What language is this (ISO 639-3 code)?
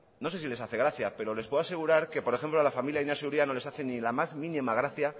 spa